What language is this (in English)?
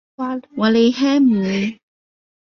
Chinese